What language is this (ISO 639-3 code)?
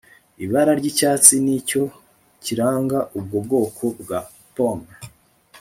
kin